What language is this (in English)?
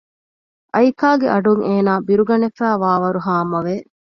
Divehi